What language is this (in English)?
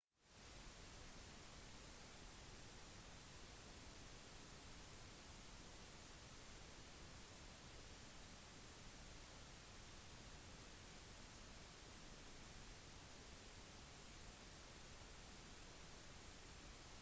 Norwegian Bokmål